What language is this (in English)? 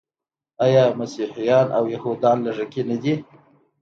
Pashto